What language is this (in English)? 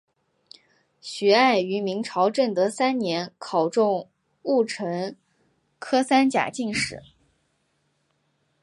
Chinese